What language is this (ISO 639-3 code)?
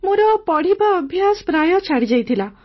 ori